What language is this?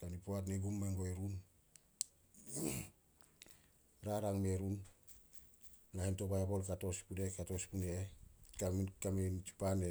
Solos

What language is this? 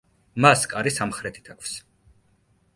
Georgian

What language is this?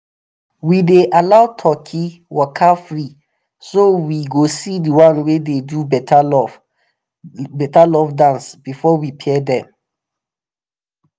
Nigerian Pidgin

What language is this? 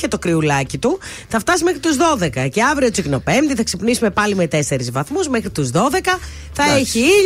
Greek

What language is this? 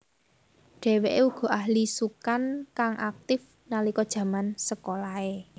Javanese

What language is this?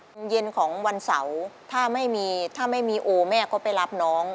Thai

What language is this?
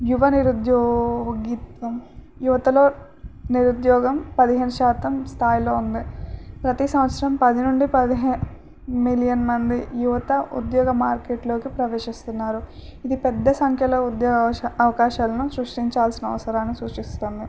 Telugu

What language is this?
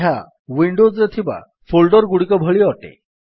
Odia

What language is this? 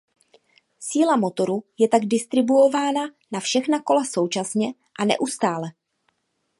Czech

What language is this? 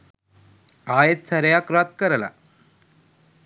Sinhala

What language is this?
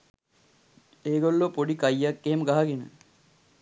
Sinhala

